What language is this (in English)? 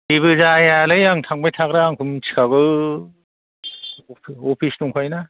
Bodo